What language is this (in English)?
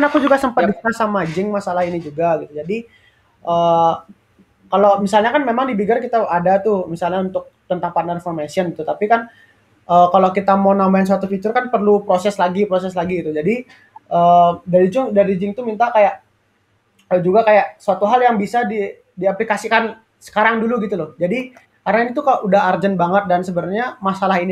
Indonesian